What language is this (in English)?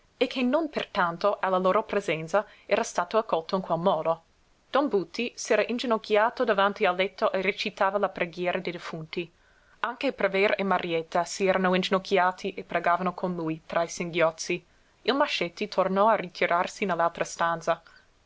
Italian